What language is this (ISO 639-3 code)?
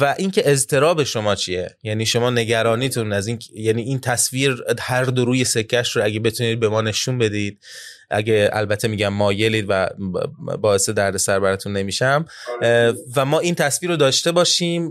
fas